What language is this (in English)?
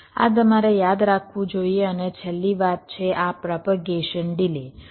Gujarati